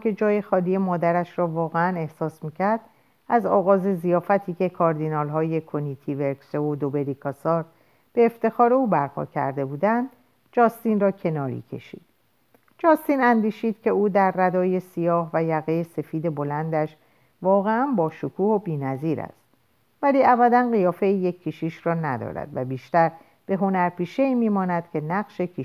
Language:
Persian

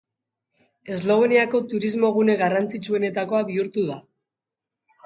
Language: Basque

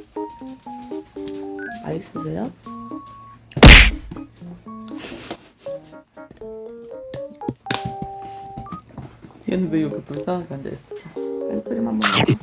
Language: Korean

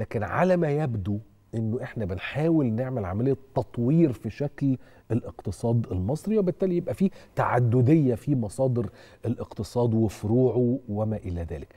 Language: Arabic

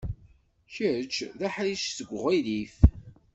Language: Kabyle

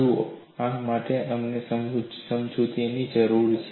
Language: Gujarati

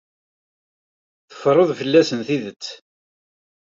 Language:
Kabyle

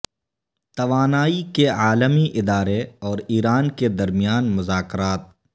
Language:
Urdu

